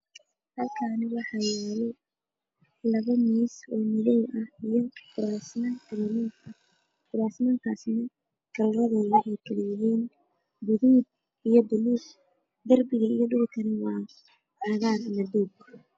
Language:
Somali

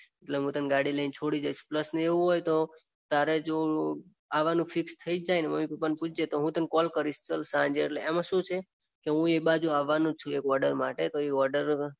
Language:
Gujarati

